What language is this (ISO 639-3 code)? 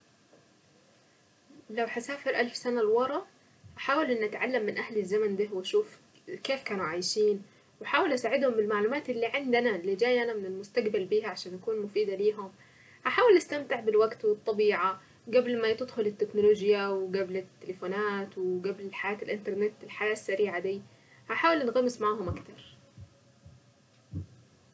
aec